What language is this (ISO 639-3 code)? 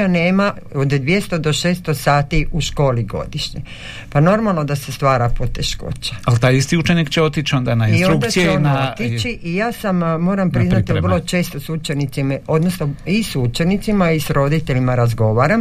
hrv